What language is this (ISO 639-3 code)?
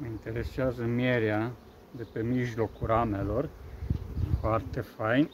ron